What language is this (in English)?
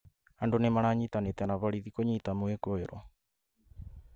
Kikuyu